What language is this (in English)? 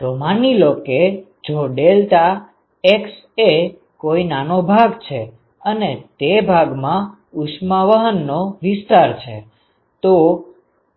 Gujarati